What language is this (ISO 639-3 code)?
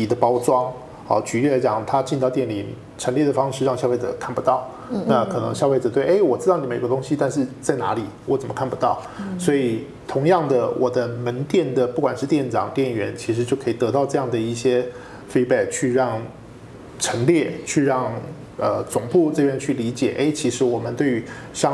zho